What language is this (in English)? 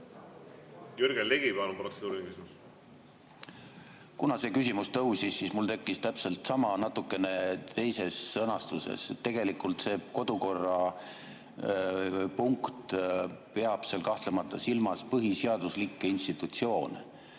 Estonian